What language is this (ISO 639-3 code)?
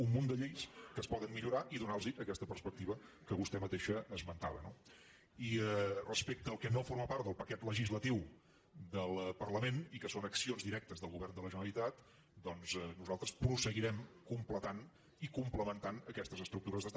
cat